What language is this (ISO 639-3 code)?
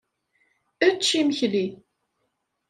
kab